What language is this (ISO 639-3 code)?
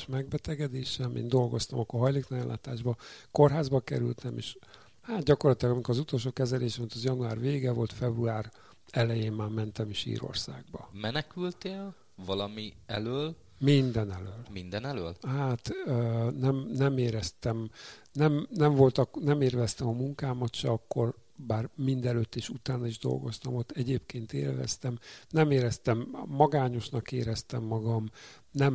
hun